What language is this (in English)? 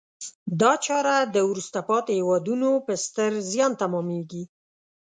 Pashto